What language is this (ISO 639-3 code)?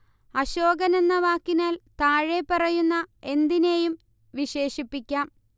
mal